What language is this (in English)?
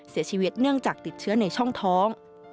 Thai